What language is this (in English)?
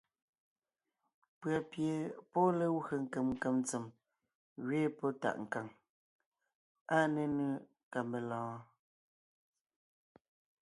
Ngiemboon